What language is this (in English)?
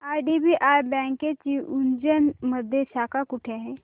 Marathi